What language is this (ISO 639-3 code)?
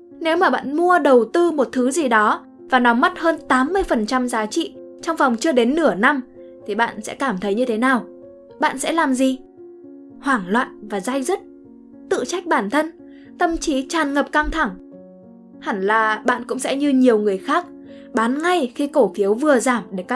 vie